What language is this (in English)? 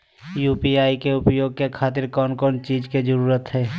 Magahi